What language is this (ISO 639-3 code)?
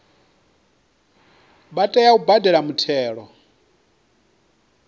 ven